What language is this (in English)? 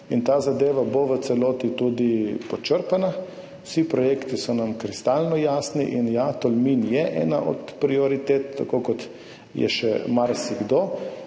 Slovenian